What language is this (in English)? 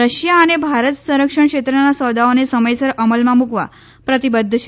Gujarati